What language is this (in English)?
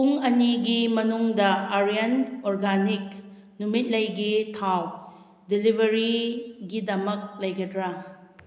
Manipuri